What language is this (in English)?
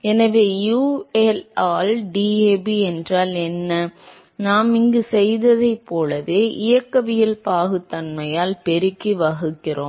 Tamil